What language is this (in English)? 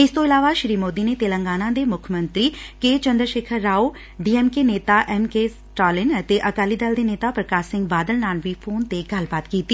Punjabi